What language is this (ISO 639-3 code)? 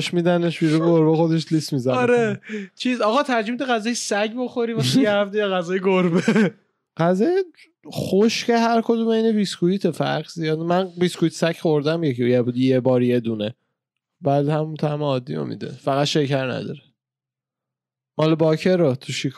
fas